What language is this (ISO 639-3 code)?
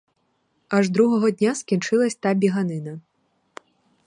ukr